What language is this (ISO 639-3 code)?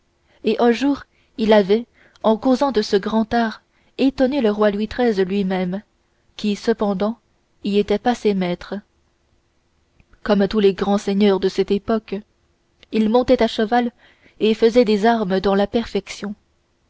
fra